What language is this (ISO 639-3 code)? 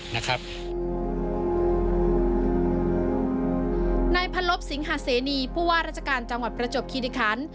tha